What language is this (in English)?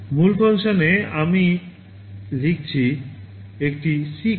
Bangla